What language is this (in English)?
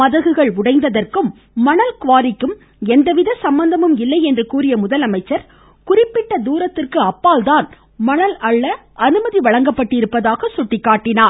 Tamil